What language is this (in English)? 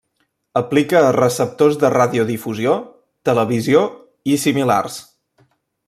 Catalan